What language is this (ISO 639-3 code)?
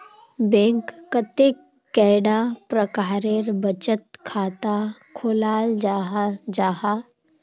mag